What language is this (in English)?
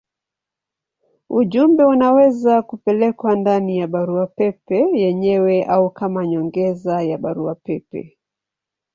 Swahili